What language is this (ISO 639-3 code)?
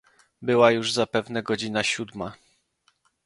pol